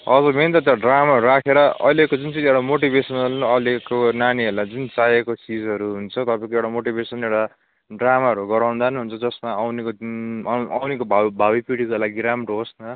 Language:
Nepali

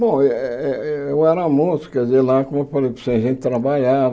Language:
Portuguese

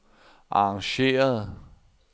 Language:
Danish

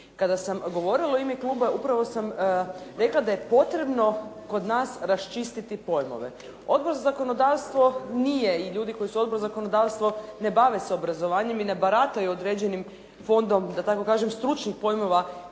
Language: Croatian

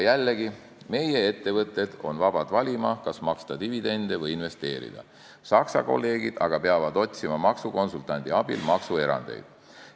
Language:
Estonian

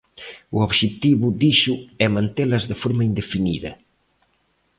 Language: Galician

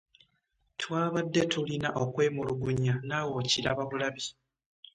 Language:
Ganda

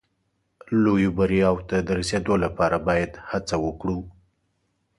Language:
Pashto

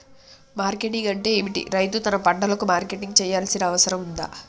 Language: Telugu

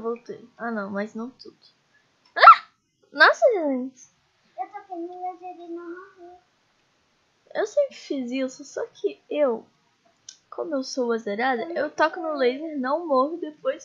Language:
Portuguese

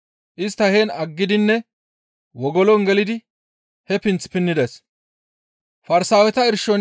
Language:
Gamo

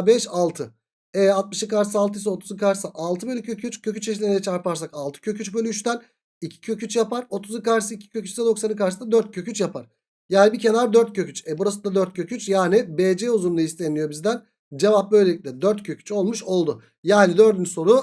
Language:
Turkish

